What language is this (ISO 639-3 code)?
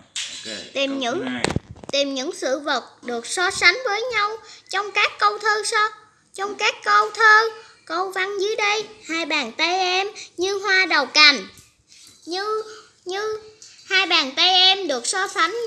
vie